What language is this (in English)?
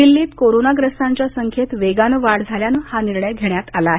Marathi